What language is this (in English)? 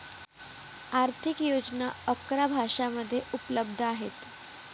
Marathi